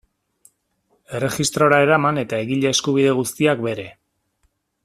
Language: Basque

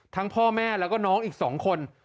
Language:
Thai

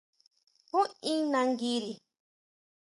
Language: Huautla Mazatec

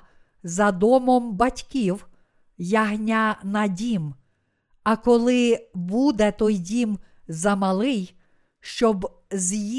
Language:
Ukrainian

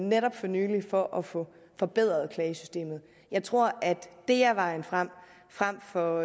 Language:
Danish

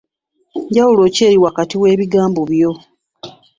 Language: Ganda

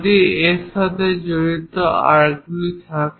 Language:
Bangla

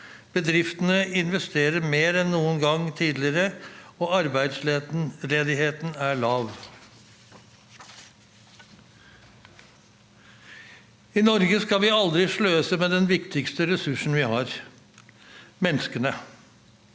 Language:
Norwegian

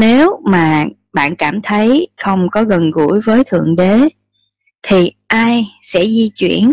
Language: Vietnamese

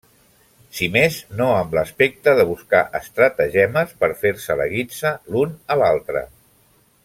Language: Catalan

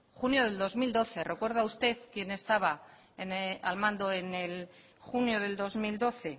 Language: Spanish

